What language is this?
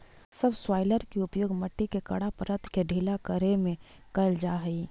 Magahi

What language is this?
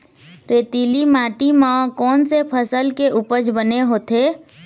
Chhattisgarhi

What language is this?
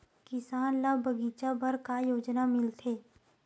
Chhattisgarhi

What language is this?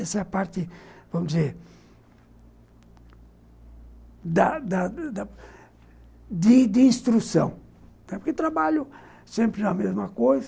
Portuguese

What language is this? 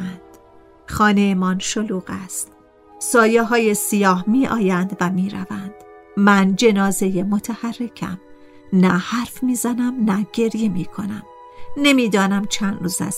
Persian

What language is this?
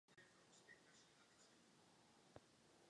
Czech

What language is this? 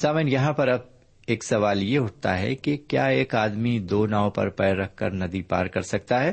Urdu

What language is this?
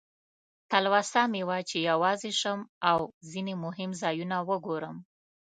Pashto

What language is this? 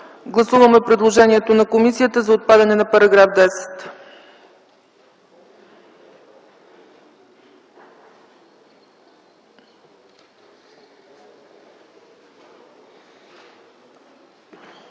Bulgarian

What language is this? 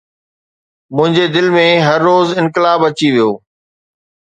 Sindhi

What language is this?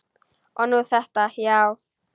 Icelandic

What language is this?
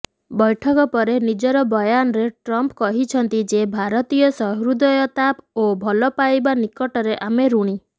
Odia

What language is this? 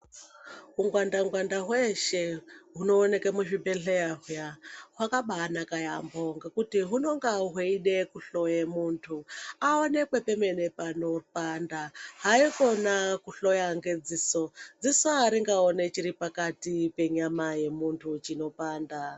Ndau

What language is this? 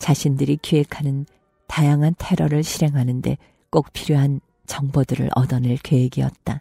Korean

